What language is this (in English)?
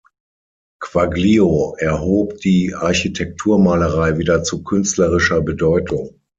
German